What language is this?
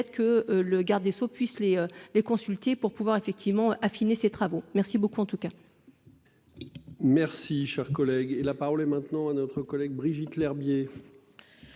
French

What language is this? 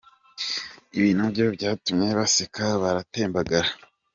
Kinyarwanda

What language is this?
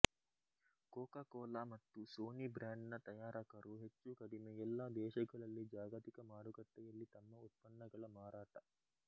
Kannada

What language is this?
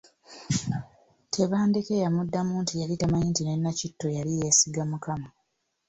Ganda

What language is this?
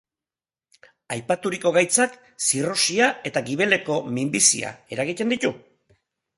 Basque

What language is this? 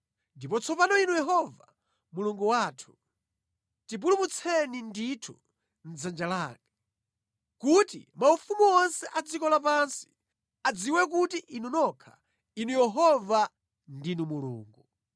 Nyanja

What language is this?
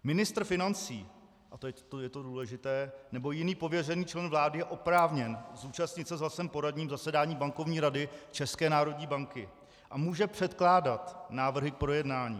Czech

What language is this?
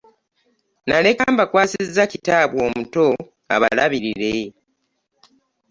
Ganda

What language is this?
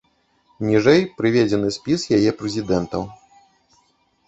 Belarusian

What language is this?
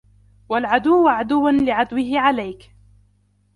Arabic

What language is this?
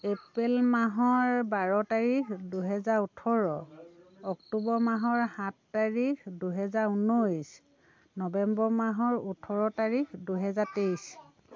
Assamese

